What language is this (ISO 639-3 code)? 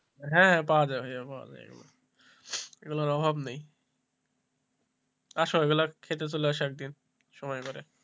ben